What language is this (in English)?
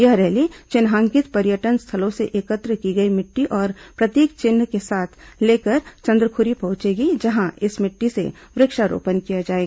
Hindi